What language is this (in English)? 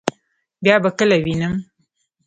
Pashto